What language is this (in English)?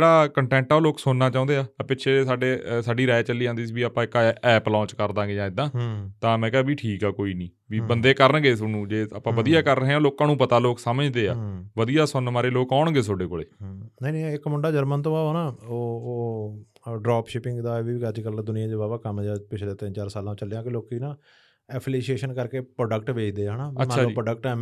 Punjabi